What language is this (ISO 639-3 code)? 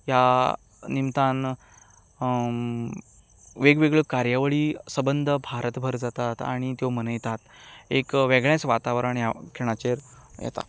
kok